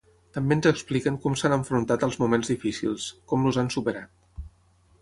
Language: Catalan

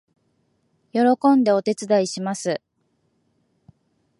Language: Japanese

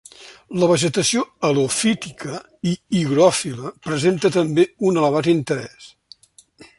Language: Catalan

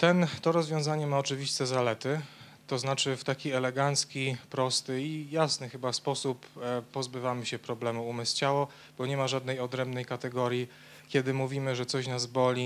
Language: Polish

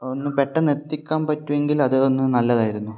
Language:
Malayalam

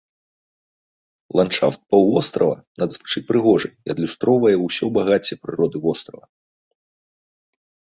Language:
Belarusian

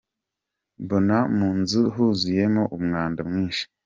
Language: Kinyarwanda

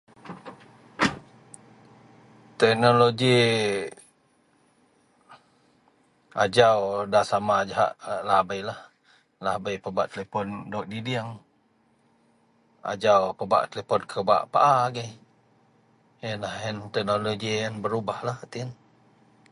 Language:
Central Melanau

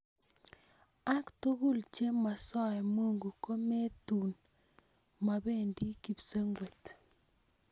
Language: Kalenjin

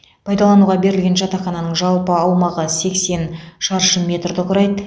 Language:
Kazakh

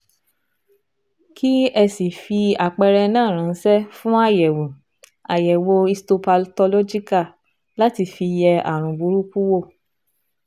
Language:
Yoruba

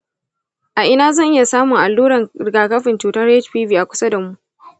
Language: Hausa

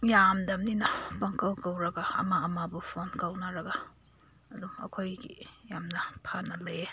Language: Manipuri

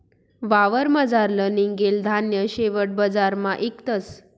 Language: Marathi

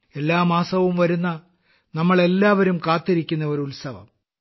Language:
Malayalam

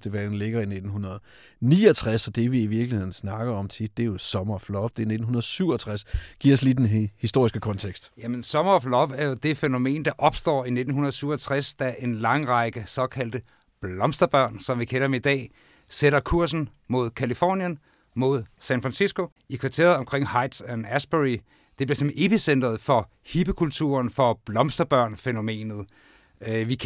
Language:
Danish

